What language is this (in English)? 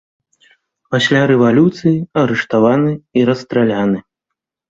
Belarusian